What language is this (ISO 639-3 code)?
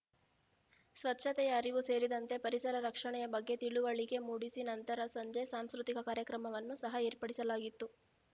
kan